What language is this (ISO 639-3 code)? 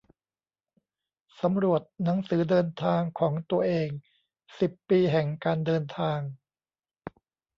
tha